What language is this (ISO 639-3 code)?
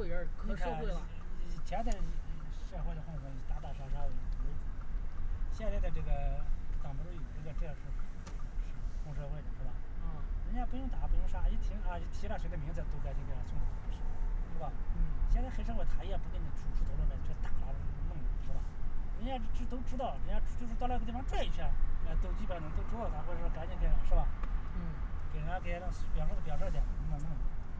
zho